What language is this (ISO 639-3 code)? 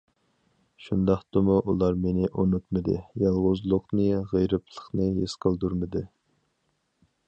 uig